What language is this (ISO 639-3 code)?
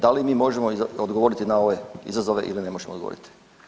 hrv